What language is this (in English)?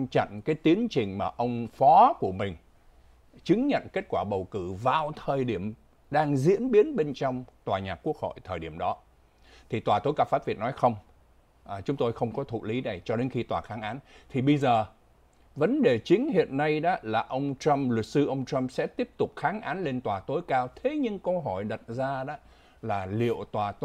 Vietnamese